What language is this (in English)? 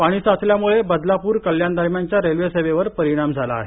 Marathi